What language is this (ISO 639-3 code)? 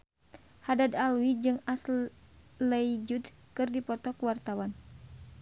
sun